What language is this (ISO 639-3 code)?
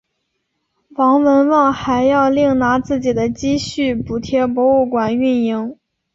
zho